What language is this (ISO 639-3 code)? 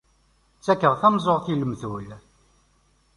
kab